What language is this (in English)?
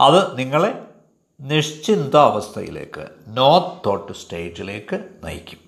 Malayalam